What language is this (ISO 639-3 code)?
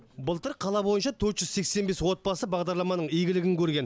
kaz